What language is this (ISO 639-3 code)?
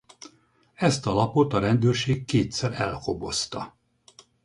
hun